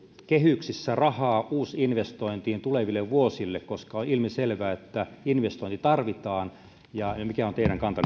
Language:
Finnish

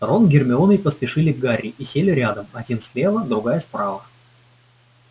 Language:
Russian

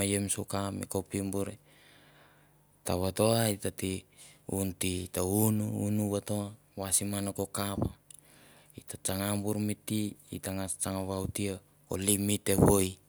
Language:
Mandara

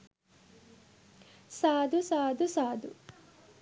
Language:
Sinhala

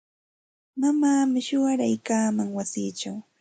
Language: Santa Ana de Tusi Pasco Quechua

